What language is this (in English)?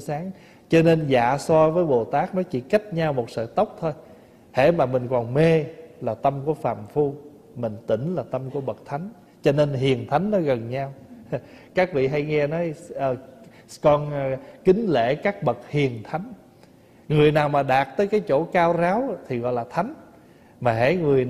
Vietnamese